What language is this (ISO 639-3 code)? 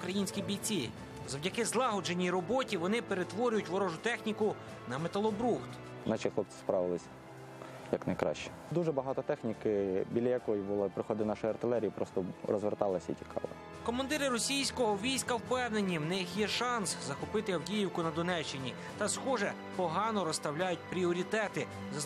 ukr